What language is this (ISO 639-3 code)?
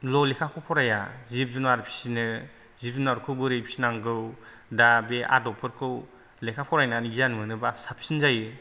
brx